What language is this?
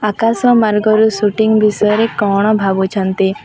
Odia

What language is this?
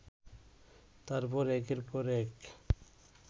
Bangla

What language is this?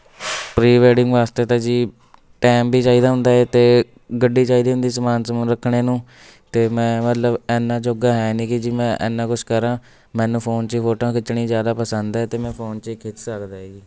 Punjabi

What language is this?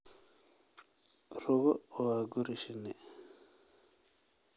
Somali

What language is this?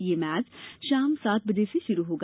Hindi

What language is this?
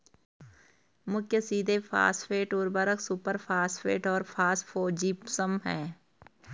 Hindi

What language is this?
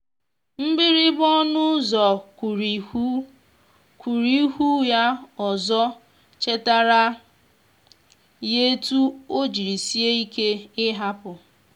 Igbo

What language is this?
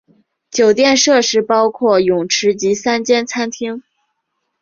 Chinese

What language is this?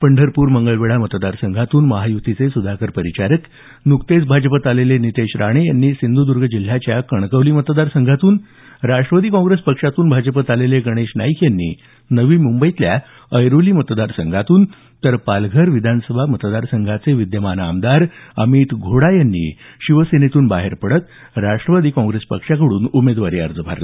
Marathi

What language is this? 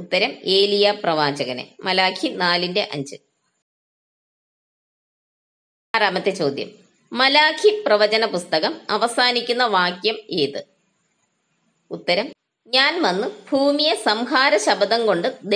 Arabic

